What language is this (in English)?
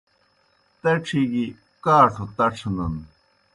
Kohistani Shina